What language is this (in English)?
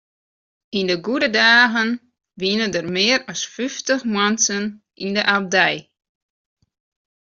Western Frisian